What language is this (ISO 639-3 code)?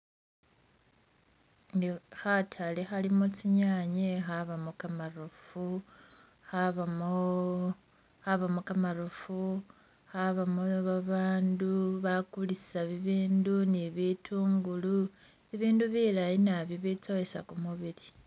myx